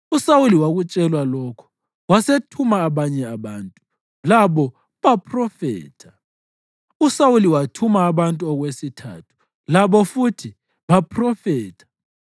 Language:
North Ndebele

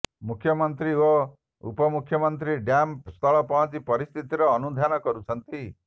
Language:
Odia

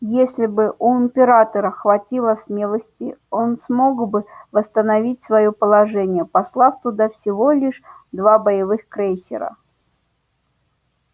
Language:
Russian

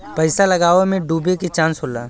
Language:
Bhojpuri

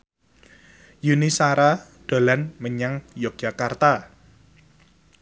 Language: Javanese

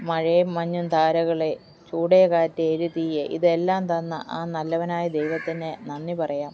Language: Malayalam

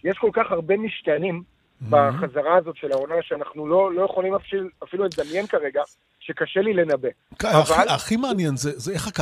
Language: Hebrew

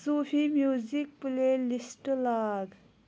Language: Kashmiri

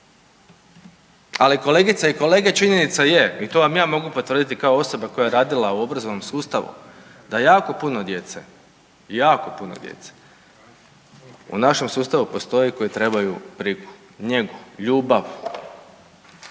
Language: Croatian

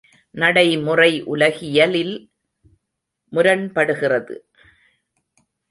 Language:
Tamil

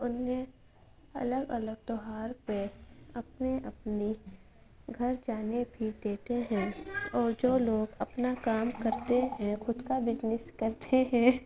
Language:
Urdu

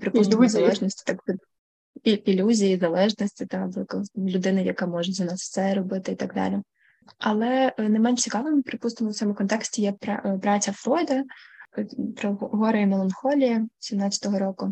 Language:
Ukrainian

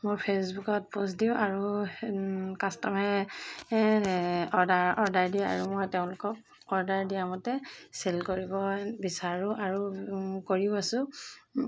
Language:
Assamese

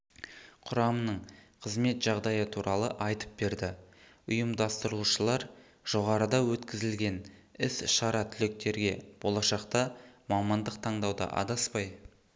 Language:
Kazakh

